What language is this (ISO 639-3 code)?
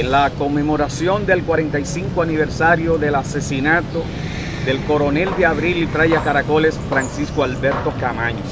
spa